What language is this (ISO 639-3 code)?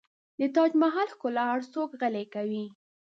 pus